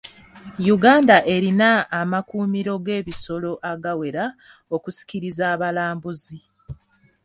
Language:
Ganda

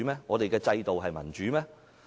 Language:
Cantonese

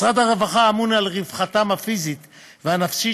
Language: Hebrew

